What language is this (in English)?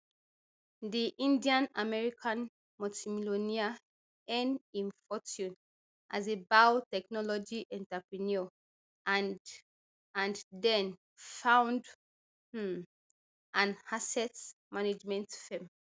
Nigerian Pidgin